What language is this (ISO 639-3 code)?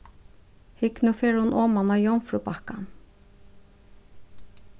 fao